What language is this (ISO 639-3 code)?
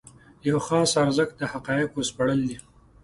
pus